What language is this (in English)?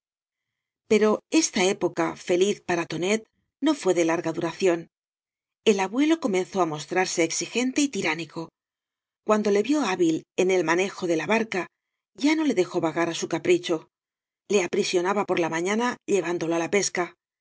Spanish